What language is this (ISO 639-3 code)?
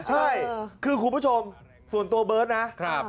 tha